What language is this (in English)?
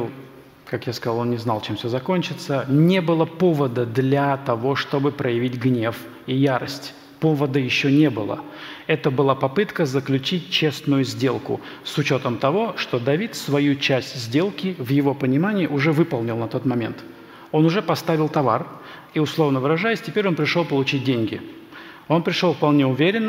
Russian